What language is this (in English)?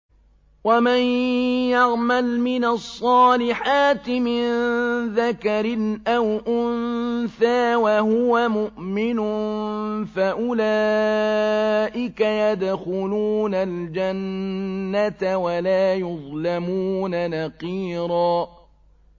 Arabic